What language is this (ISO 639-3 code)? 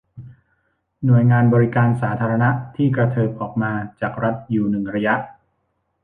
tha